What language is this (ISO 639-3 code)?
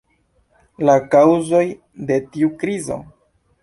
epo